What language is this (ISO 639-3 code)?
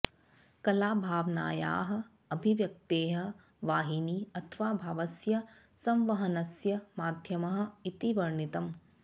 san